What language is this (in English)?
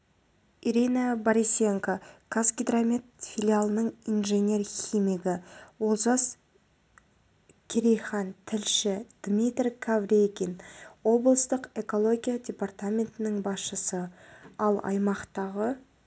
Kazakh